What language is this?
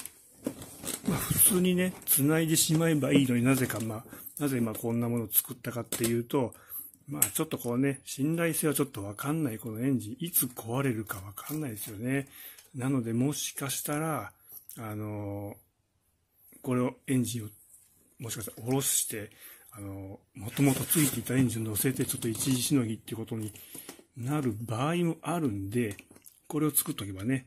Japanese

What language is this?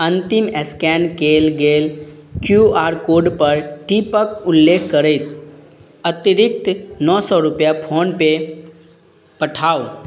Maithili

